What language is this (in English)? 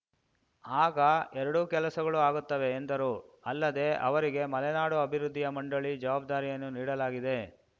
Kannada